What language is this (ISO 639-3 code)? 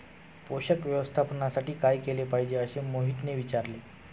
mar